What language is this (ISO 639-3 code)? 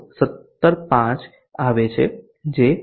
guj